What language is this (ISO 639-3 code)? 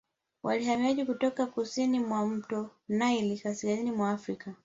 swa